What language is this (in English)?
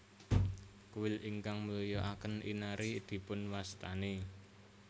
Javanese